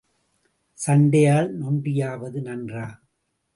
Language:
Tamil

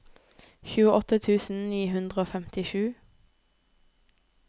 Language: Norwegian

